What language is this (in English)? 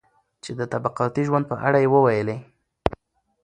Pashto